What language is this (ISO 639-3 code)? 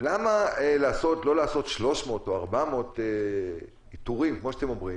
heb